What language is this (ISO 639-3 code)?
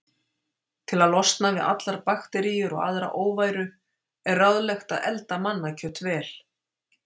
isl